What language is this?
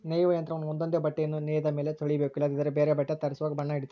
Kannada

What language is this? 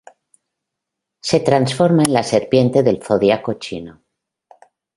Spanish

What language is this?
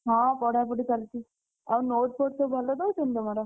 Odia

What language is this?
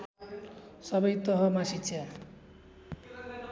Nepali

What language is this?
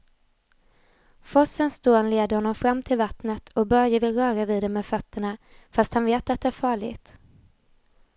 Swedish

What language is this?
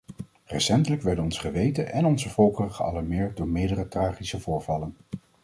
Dutch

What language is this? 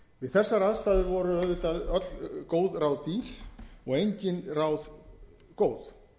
Icelandic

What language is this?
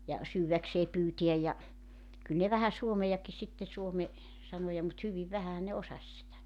Finnish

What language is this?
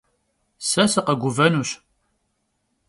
Kabardian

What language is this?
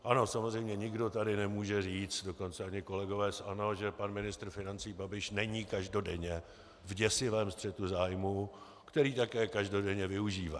Czech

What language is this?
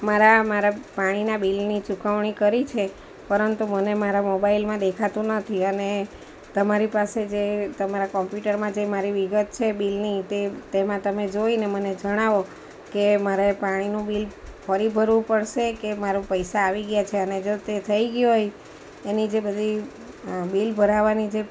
Gujarati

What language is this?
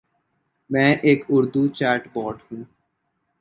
Urdu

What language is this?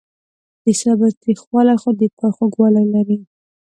Pashto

